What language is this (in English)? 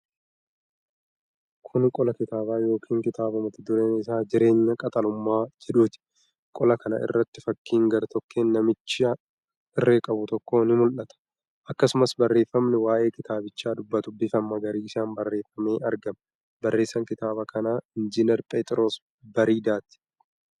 Oromo